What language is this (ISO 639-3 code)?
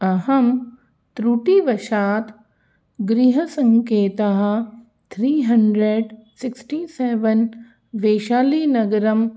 san